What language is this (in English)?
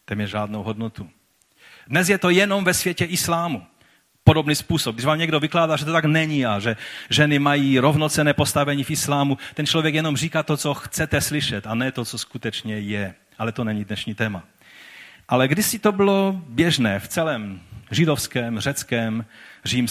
Czech